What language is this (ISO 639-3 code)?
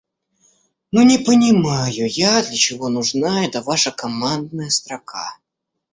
rus